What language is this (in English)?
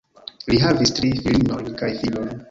Esperanto